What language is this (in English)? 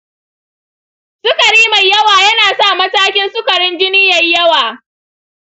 Hausa